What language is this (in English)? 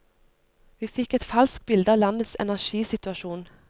Norwegian